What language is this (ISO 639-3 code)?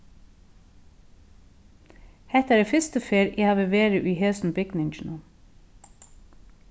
fao